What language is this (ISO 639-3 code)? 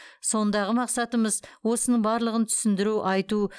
kaz